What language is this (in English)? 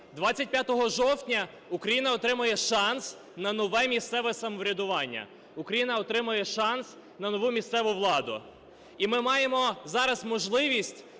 Ukrainian